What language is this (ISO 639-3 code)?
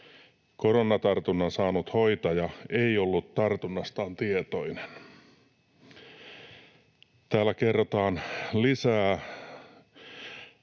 fin